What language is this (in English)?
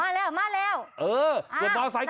Thai